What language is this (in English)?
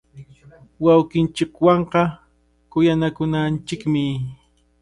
Cajatambo North Lima Quechua